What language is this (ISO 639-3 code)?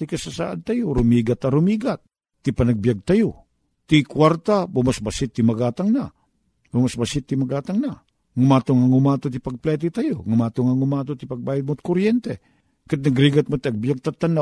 fil